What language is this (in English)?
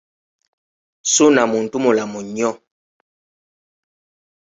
Ganda